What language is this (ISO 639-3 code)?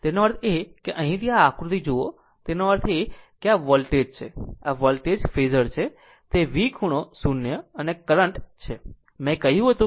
guj